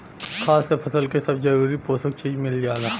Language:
Bhojpuri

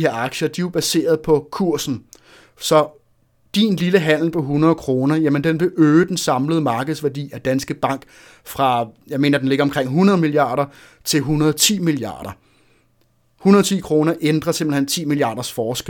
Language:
Danish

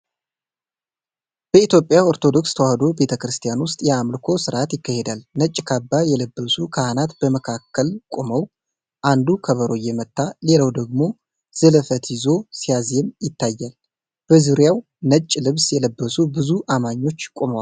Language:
Amharic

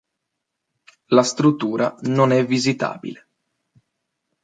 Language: Italian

